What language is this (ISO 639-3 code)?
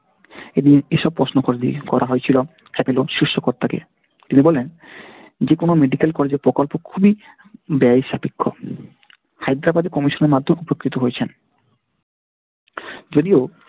ben